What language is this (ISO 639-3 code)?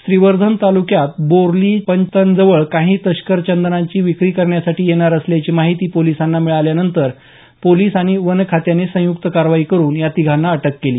mar